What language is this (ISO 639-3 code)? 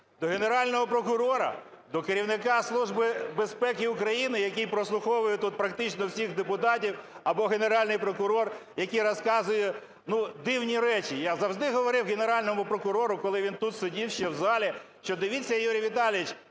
ukr